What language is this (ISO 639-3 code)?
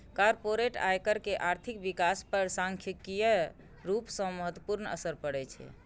mai